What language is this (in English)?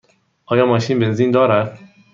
Persian